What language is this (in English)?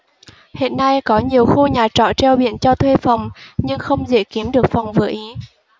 Vietnamese